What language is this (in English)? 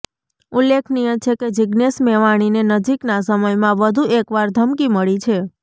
Gujarati